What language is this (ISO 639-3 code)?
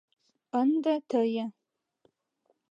chm